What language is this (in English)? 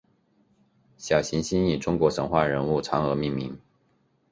Chinese